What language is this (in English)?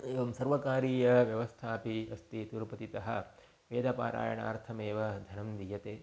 Sanskrit